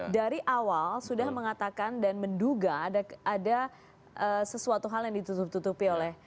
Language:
Indonesian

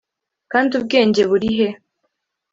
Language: Kinyarwanda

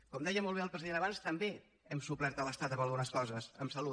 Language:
Catalan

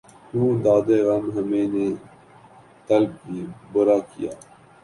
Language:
Urdu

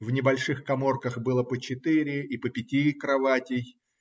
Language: Russian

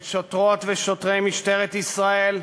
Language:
Hebrew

